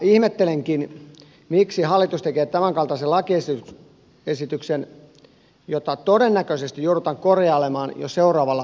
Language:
Finnish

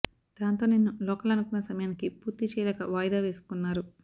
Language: Telugu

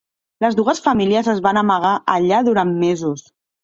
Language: Catalan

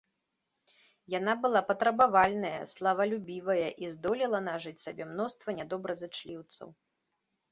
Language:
Belarusian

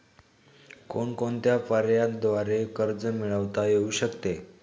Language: Marathi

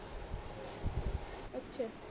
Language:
Punjabi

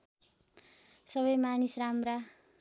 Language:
Nepali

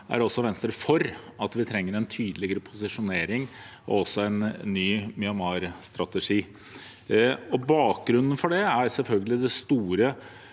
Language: Norwegian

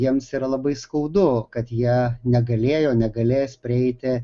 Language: Lithuanian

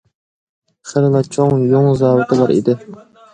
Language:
Uyghur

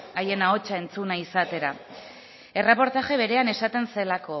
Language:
Basque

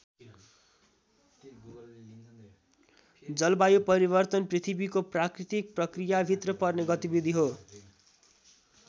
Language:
Nepali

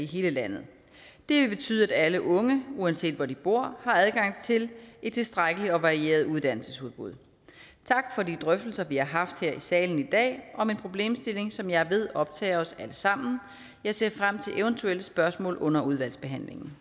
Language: Danish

